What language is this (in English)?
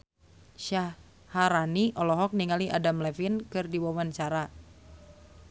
Sundanese